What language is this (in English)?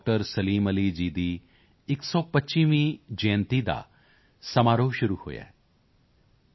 Punjabi